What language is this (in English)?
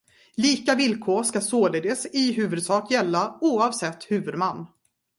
Swedish